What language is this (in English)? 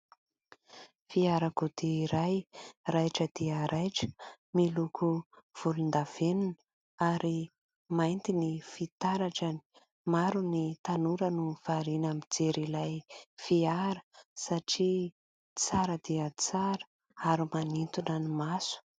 Malagasy